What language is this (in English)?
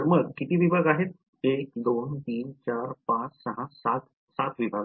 Marathi